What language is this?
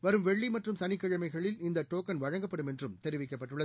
Tamil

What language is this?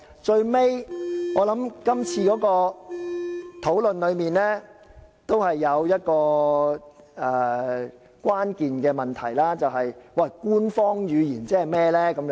Cantonese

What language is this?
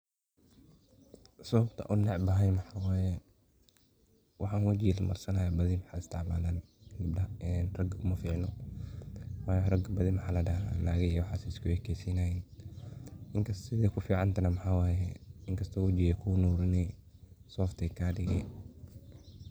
Somali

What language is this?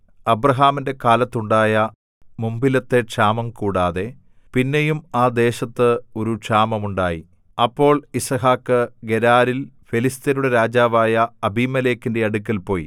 Malayalam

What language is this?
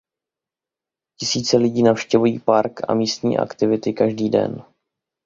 Czech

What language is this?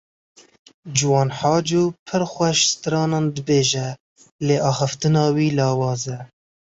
Kurdish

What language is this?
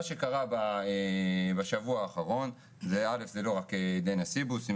Hebrew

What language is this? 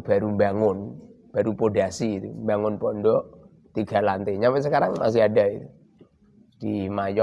Indonesian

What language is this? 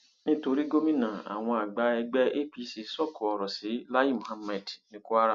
Yoruba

